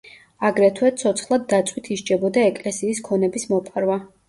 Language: Georgian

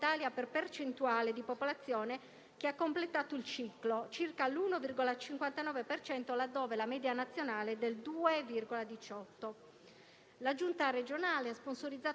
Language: Italian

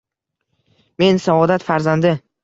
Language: Uzbek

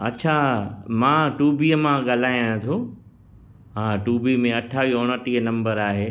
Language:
Sindhi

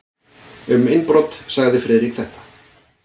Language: Icelandic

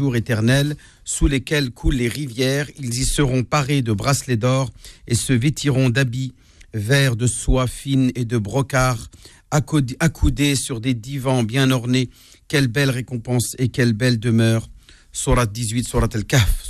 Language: French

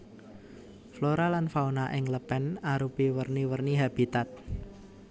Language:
Javanese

